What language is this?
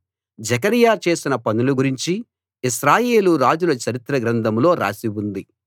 Telugu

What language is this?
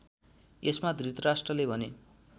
Nepali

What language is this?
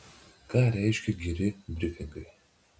Lithuanian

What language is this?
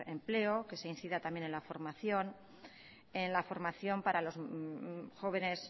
Spanish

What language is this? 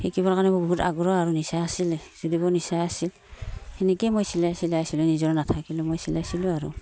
Assamese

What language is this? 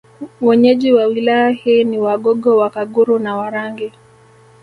Swahili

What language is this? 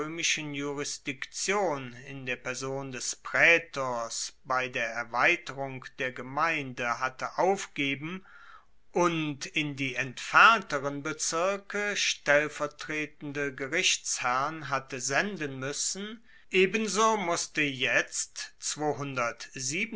German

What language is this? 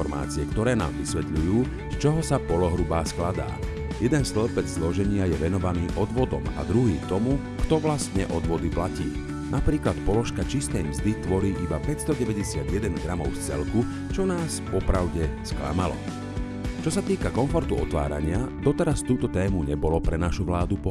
Slovak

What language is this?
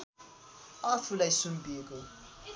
Nepali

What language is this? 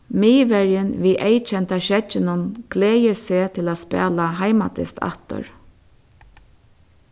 Faroese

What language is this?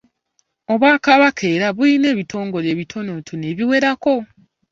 Ganda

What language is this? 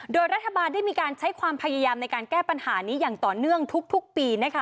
Thai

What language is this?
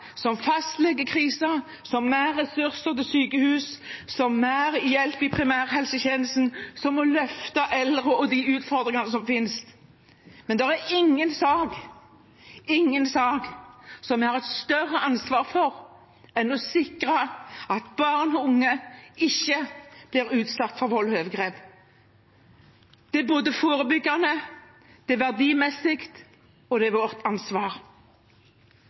Norwegian Bokmål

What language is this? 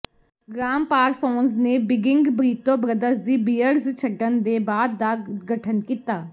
Punjabi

